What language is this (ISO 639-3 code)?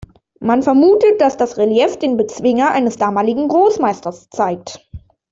deu